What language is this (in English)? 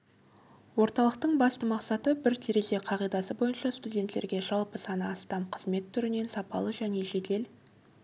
Kazakh